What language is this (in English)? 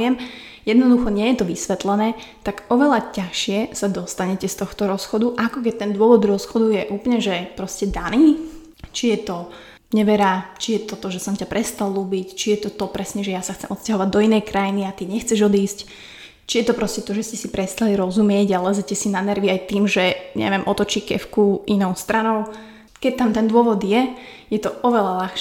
Slovak